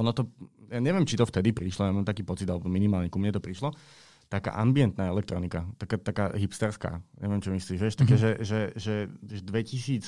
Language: Slovak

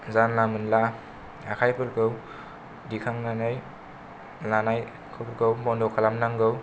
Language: Bodo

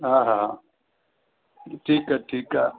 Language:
Sindhi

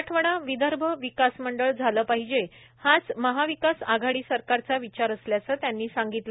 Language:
Marathi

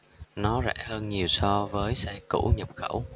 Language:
Vietnamese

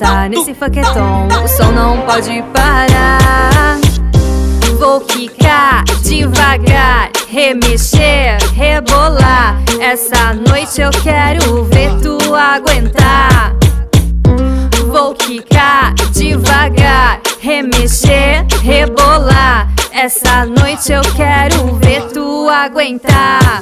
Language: Portuguese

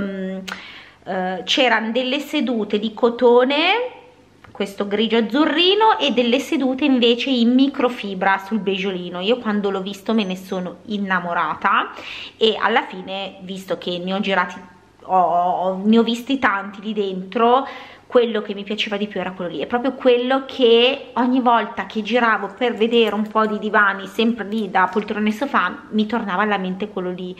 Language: Italian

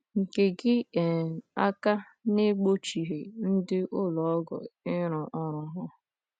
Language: Igbo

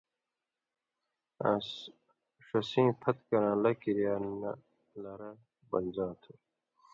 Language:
Indus Kohistani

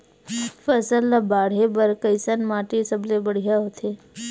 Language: Chhattisgarhi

